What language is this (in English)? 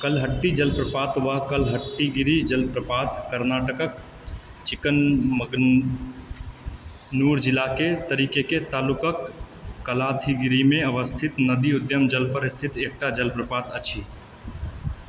Maithili